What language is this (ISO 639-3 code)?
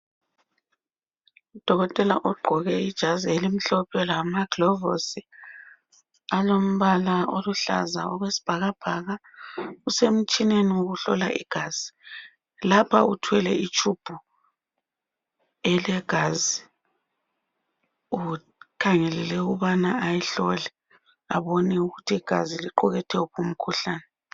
nde